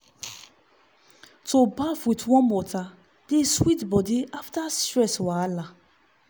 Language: Nigerian Pidgin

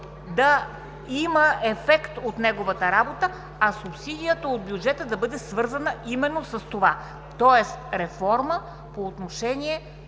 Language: Bulgarian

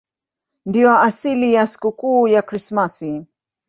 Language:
Swahili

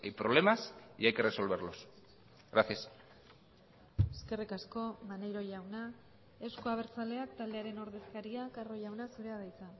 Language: Basque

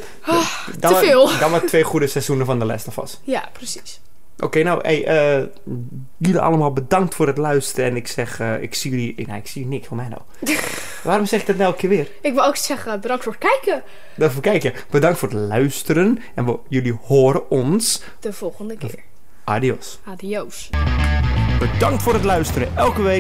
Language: Dutch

